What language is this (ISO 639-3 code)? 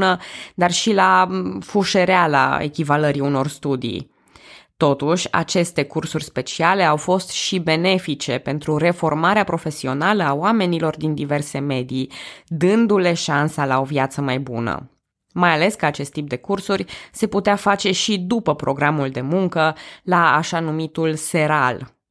ron